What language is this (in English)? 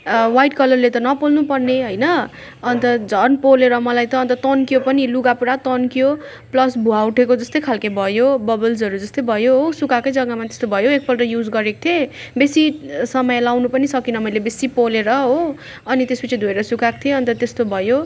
Nepali